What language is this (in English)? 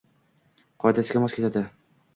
Uzbek